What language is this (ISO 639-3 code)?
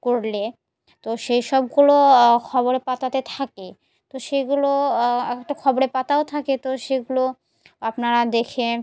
ben